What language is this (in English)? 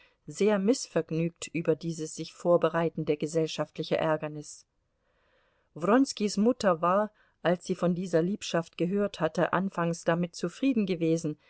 German